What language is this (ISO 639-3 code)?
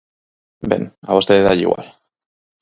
glg